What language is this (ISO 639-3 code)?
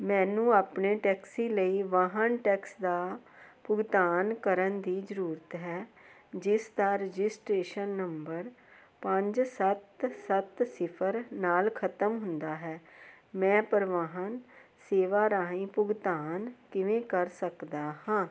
pan